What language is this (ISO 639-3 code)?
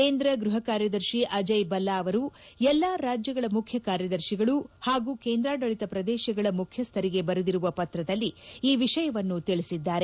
kan